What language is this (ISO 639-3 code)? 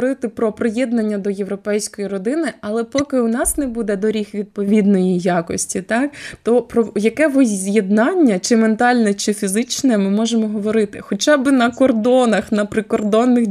ukr